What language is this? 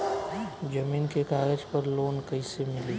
Bhojpuri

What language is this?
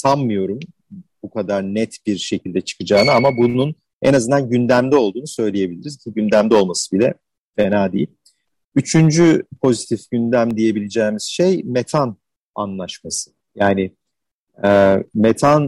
Turkish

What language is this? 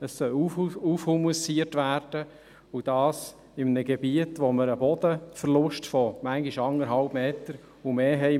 Swiss German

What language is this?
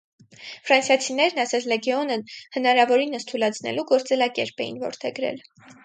Armenian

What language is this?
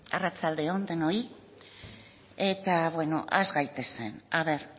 Basque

